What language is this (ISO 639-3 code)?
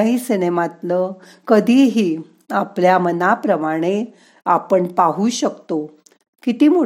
mar